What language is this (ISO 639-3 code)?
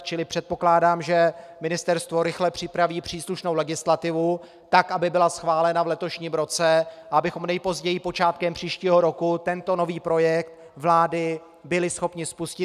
ces